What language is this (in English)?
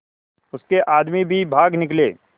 Hindi